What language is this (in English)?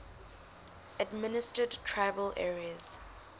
English